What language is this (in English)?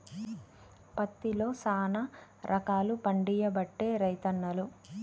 Telugu